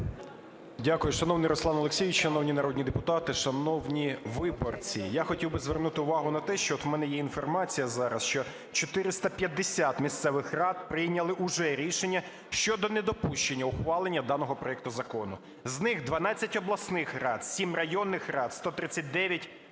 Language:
Ukrainian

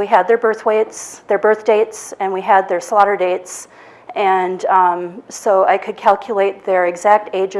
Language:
English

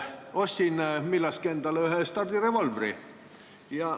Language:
Estonian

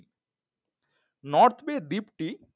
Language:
Bangla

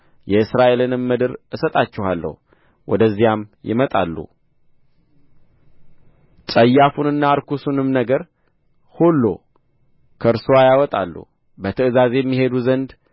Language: Amharic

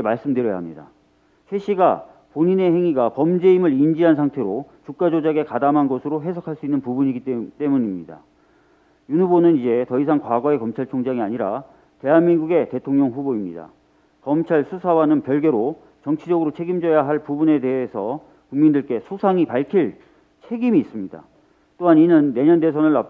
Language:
Korean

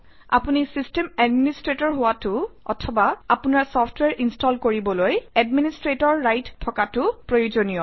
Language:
Assamese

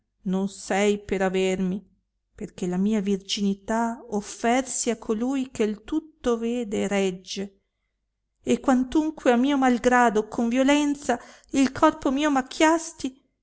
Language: Italian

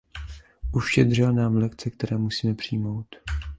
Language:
Czech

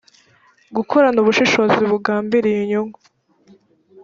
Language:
Kinyarwanda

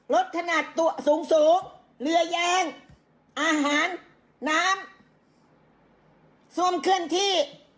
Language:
Thai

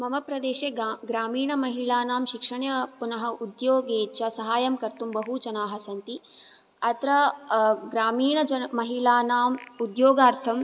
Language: Sanskrit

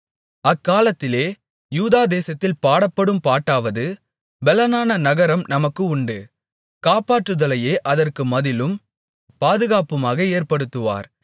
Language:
Tamil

